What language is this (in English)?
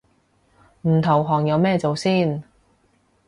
Cantonese